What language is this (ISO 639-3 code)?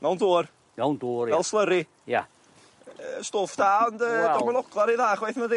cym